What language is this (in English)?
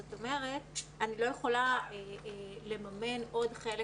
Hebrew